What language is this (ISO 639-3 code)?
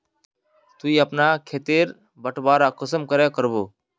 mag